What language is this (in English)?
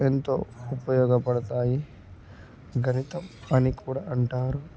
Telugu